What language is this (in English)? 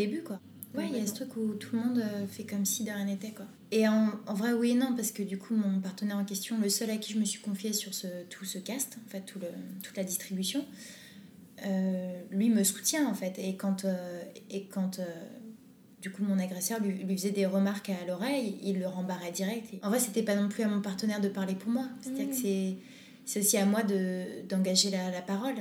French